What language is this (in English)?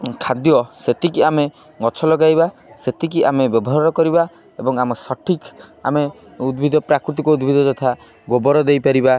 Odia